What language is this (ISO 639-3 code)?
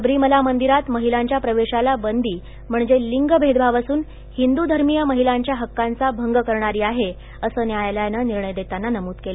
mar